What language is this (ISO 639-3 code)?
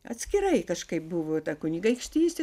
lit